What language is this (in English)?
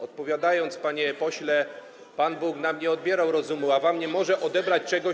Polish